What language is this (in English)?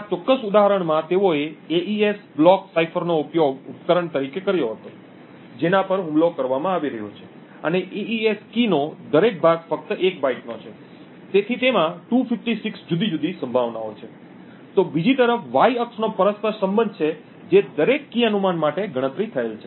Gujarati